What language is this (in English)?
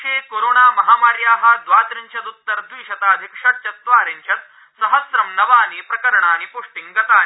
Sanskrit